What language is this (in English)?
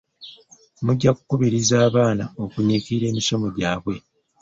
Ganda